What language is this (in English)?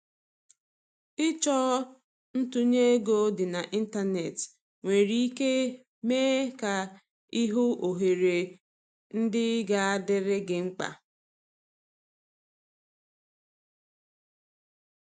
Igbo